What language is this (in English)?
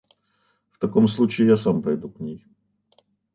Russian